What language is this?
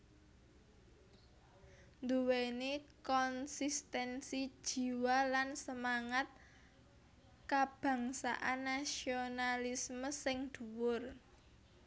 Javanese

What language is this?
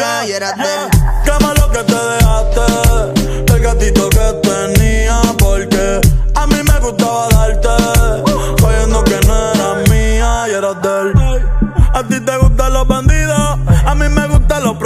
Romanian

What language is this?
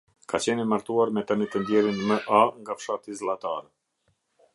Albanian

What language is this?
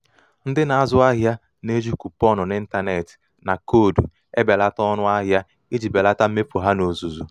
Igbo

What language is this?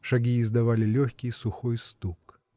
Russian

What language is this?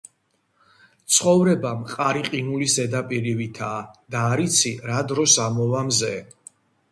Georgian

